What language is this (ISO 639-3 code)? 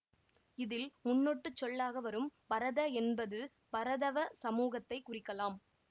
tam